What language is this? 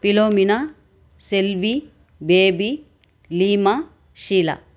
Tamil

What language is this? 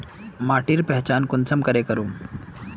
Magahi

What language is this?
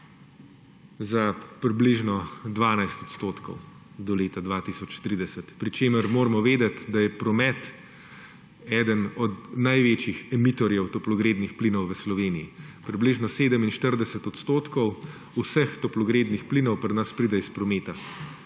Slovenian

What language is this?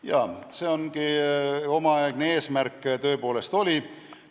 Estonian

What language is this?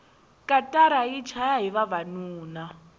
Tsonga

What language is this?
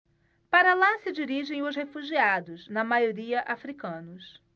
Portuguese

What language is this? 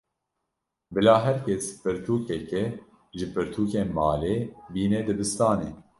Kurdish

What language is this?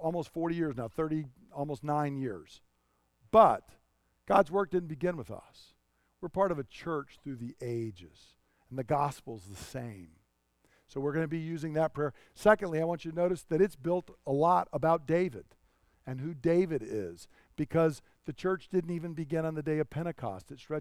English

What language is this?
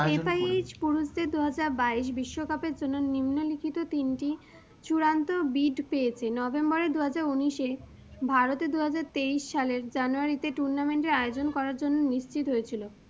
Bangla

